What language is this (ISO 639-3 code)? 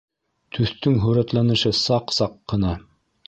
bak